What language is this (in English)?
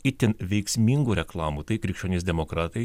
Lithuanian